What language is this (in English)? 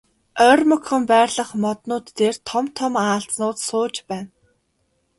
Mongolian